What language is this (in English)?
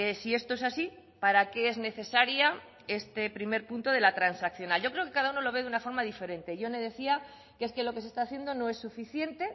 Spanish